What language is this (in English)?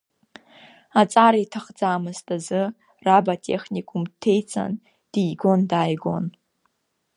Abkhazian